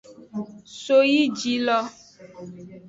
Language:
Aja (Benin)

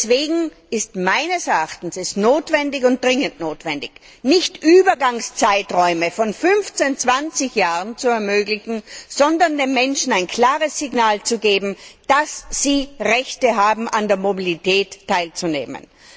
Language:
German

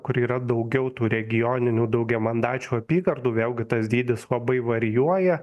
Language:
Lithuanian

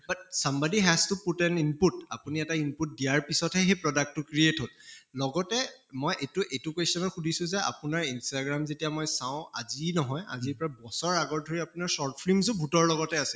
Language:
Assamese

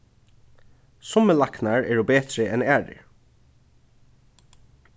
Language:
Faroese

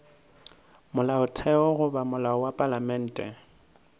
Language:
Northern Sotho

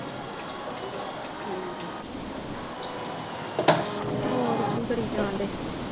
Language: Punjabi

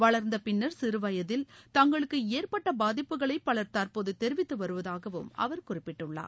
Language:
Tamil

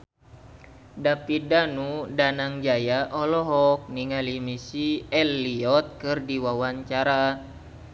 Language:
Sundanese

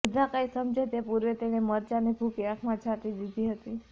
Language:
Gujarati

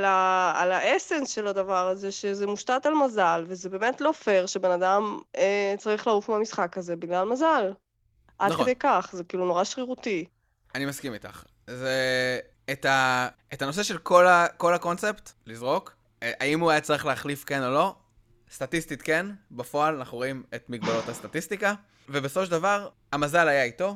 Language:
Hebrew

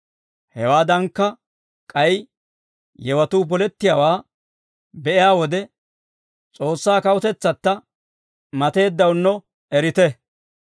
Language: Dawro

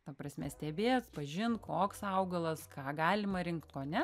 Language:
Lithuanian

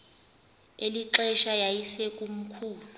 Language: Xhosa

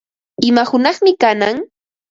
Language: Ambo-Pasco Quechua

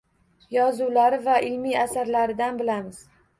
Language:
Uzbek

